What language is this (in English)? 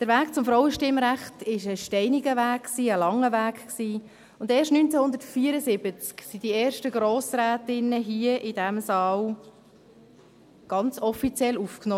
Swiss German